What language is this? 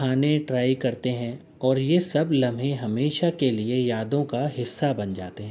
Urdu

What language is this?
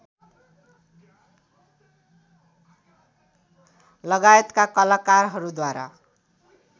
Nepali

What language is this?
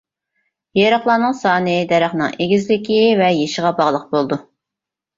Uyghur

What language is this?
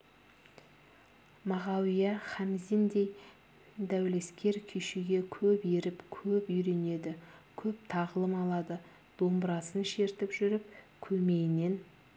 Kazakh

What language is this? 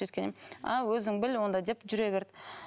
Kazakh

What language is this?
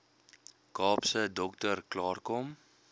Afrikaans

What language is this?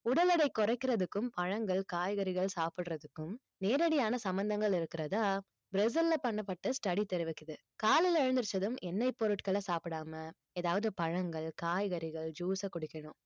Tamil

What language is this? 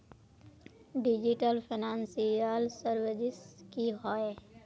Magahi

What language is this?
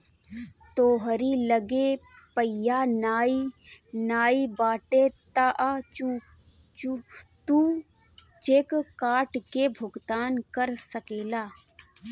Bhojpuri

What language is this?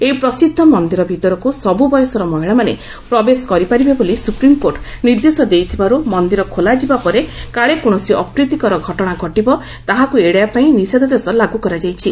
Odia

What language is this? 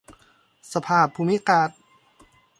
Thai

